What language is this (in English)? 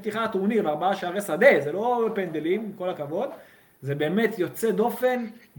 Hebrew